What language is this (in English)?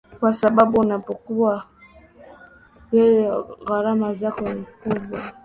Swahili